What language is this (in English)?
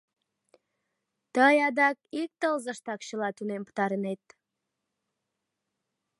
Mari